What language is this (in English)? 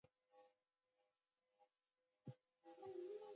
Pashto